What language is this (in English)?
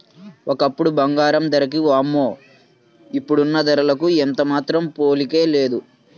Telugu